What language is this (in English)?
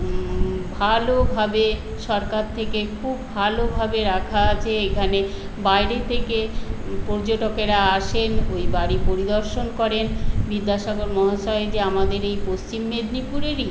Bangla